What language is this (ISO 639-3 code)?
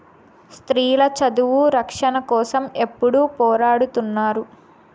tel